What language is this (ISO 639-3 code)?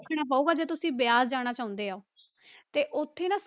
pan